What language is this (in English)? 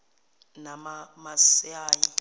Zulu